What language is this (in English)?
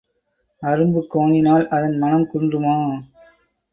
Tamil